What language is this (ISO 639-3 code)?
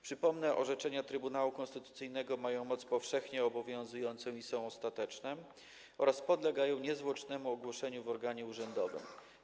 pol